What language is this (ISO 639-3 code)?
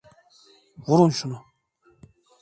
tur